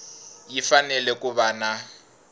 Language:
Tsonga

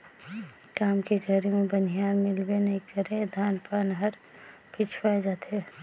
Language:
Chhattisgarhi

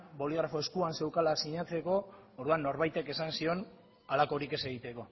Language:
Basque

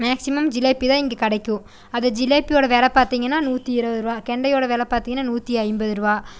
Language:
Tamil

